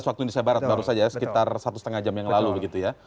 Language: Indonesian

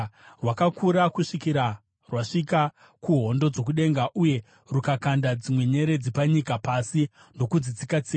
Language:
Shona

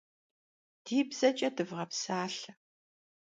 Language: Kabardian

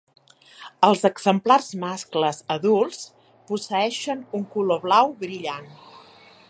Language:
Catalan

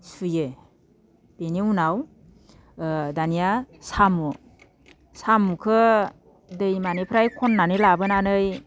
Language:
Bodo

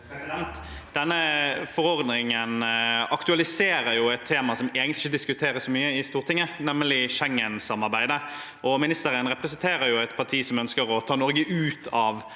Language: Norwegian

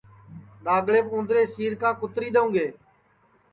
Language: Sansi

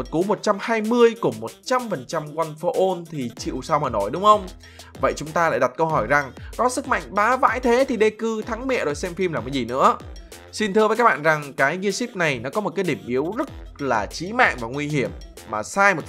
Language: Vietnamese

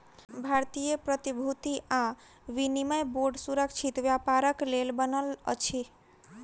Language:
Maithili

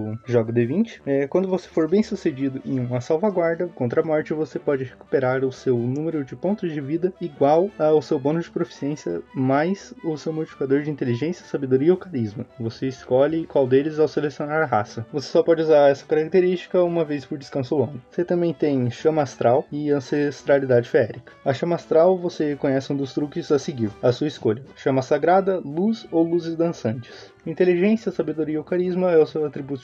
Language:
Portuguese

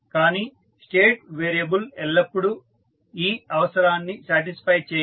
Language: Telugu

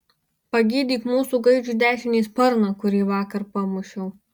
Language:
Lithuanian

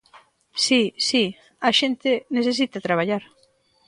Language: Galician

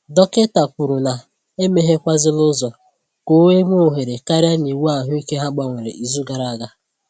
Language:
Igbo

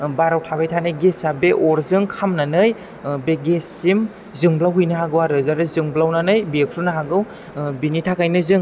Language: Bodo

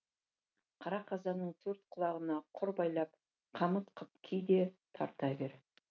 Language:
Kazakh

